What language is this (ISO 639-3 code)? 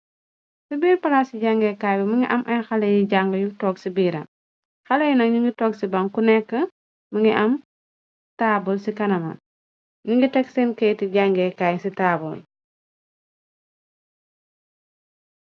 wol